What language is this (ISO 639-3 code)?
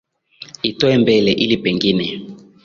swa